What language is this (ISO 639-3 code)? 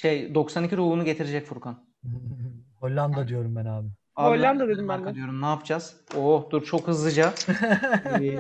tur